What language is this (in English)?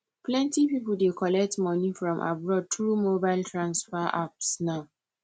Nigerian Pidgin